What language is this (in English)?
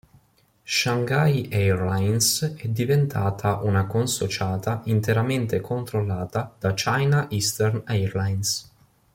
Italian